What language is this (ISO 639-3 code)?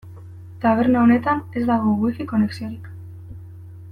eus